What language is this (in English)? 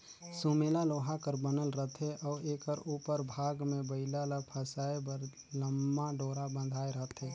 Chhattisgarhi